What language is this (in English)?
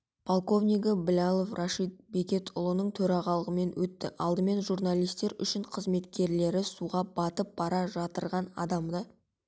Kazakh